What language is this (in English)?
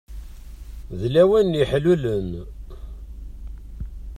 Kabyle